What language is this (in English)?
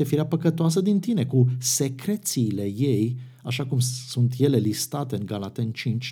Romanian